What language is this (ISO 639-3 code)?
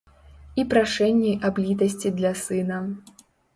bel